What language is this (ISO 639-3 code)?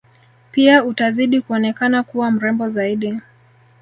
swa